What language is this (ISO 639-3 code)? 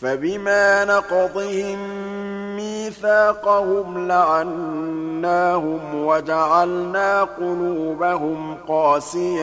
ara